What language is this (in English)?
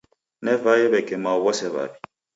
Taita